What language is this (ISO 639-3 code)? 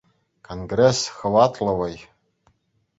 chv